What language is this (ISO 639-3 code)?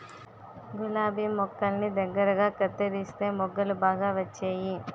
tel